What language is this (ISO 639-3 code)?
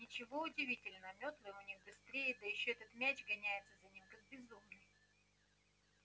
rus